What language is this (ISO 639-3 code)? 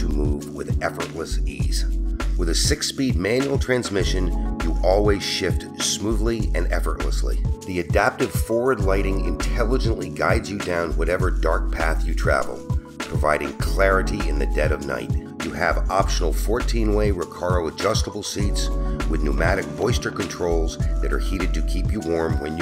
eng